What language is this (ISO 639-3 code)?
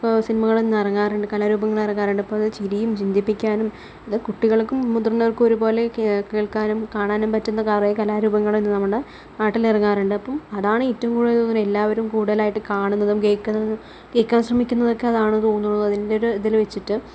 mal